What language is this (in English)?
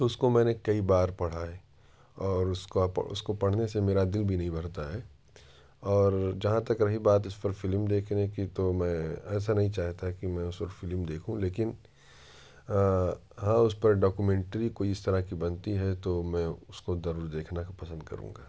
Urdu